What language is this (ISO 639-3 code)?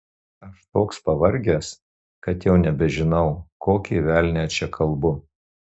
lit